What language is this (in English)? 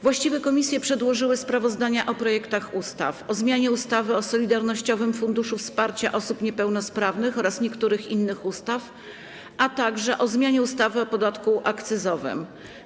Polish